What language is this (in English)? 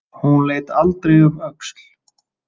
Icelandic